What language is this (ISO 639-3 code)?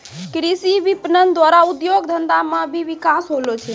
mai